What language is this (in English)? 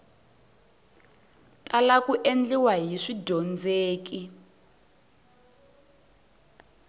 Tsonga